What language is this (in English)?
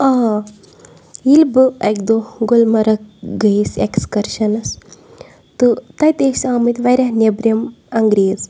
Kashmiri